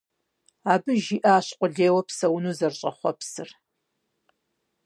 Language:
Kabardian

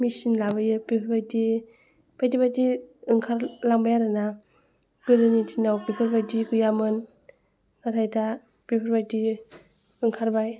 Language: Bodo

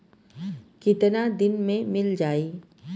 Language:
Bhojpuri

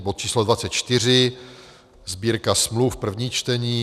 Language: Czech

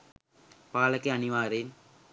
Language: Sinhala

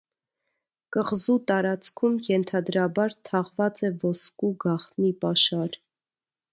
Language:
Armenian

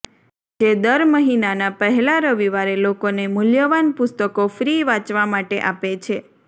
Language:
Gujarati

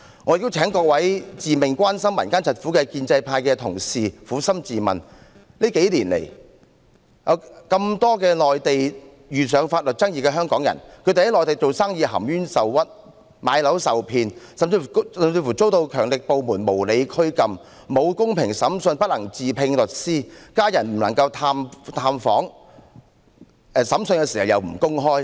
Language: Cantonese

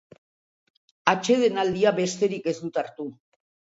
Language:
Basque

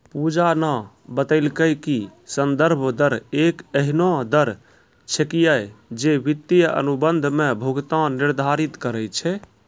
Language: Maithili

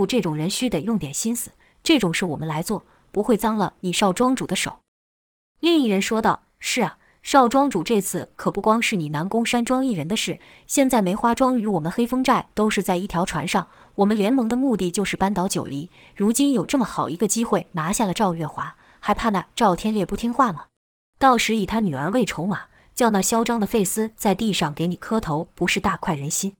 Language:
Chinese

